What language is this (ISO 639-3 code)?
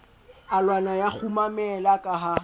sot